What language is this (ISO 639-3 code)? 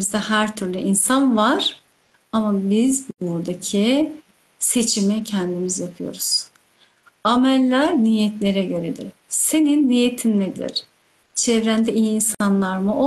tur